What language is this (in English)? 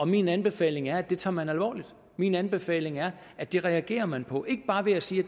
Danish